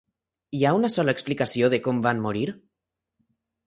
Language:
Catalan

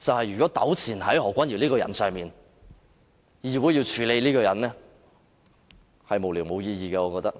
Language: Cantonese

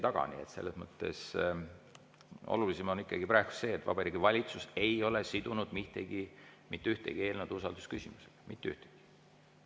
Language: Estonian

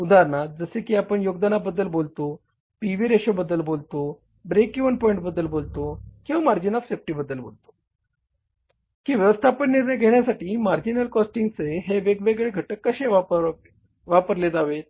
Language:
Marathi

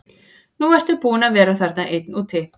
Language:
Icelandic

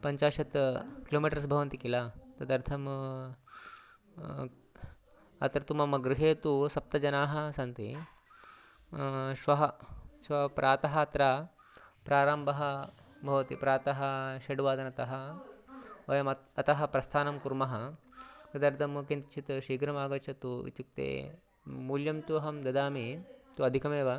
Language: Sanskrit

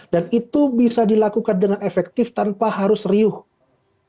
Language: Indonesian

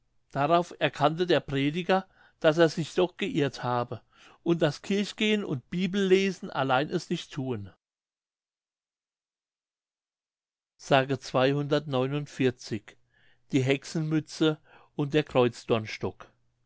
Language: German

